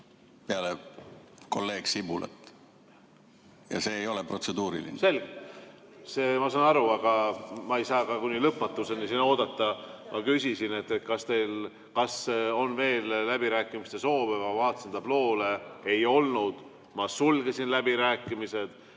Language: Estonian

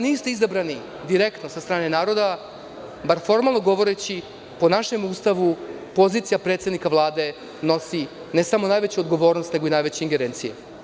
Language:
Serbian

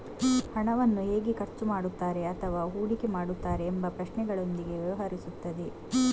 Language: Kannada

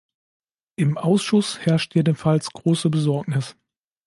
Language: German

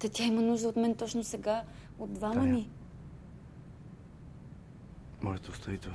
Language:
Bulgarian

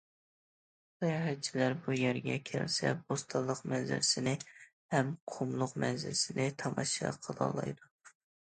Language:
Uyghur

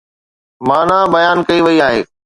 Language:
Sindhi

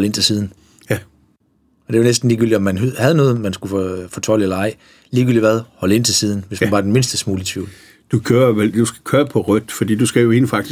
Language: Danish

